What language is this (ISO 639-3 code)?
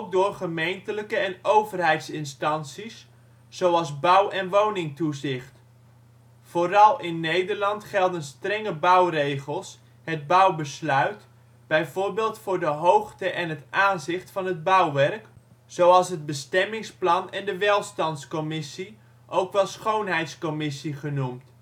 nld